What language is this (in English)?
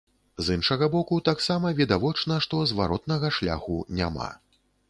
Belarusian